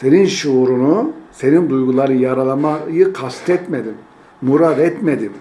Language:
Turkish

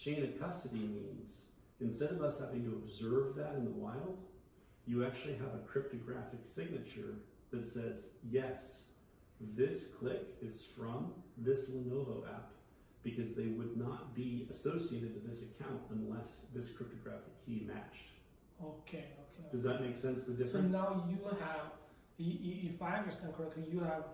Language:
English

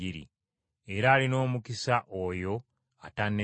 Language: Ganda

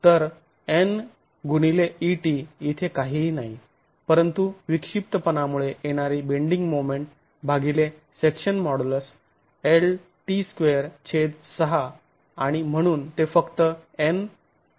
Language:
Marathi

